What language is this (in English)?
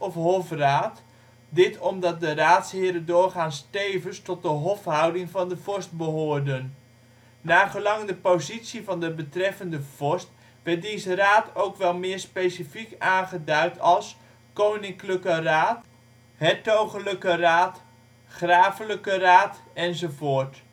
Dutch